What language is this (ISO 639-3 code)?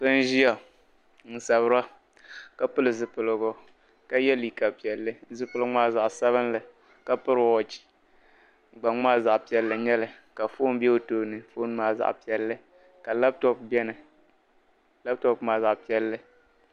dag